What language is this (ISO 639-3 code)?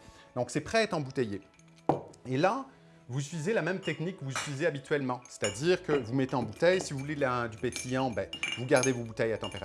fra